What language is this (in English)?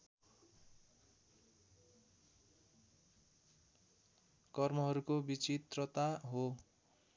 Nepali